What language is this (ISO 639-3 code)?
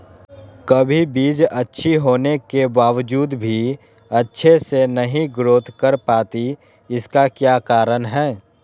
mag